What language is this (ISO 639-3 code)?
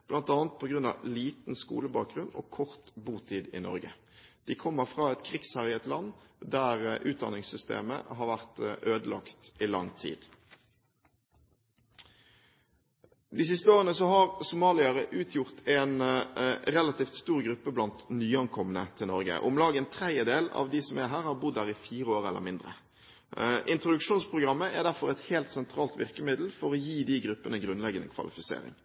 nob